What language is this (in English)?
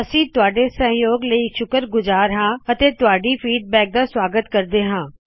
Punjabi